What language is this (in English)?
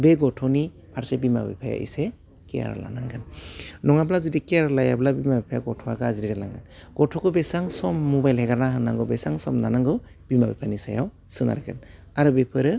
Bodo